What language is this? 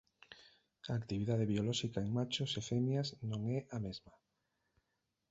Galician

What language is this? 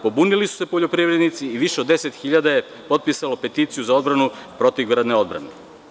Serbian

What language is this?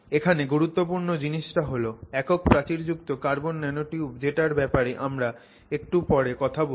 Bangla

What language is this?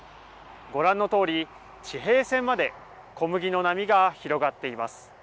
Japanese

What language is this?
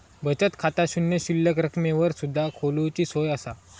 Marathi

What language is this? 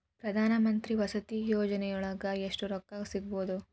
Kannada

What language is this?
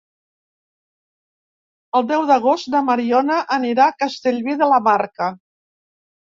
Catalan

